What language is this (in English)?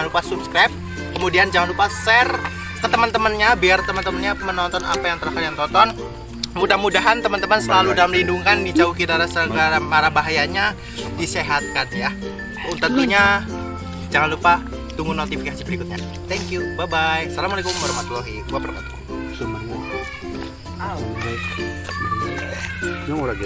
Indonesian